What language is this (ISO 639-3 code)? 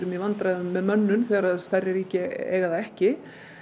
isl